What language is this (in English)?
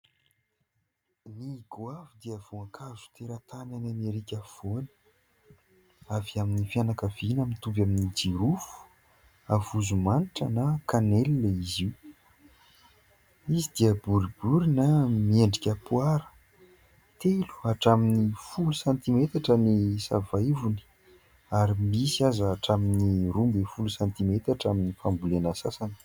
Malagasy